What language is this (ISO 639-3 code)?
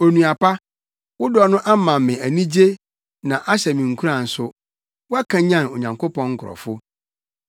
aka